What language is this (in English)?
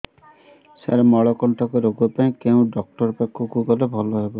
Odia